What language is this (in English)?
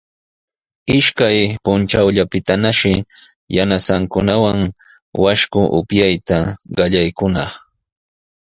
Sihuas Ancash Quechua